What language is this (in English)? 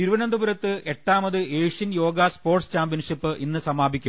Malayalam